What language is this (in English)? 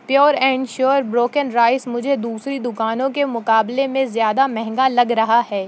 Urdu